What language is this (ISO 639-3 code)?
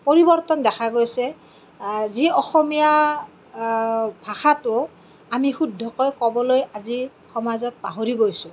asm